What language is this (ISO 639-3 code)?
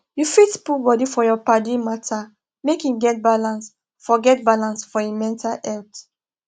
pcm